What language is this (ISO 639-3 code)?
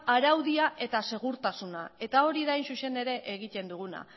eus